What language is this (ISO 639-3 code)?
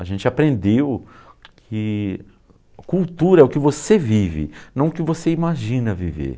por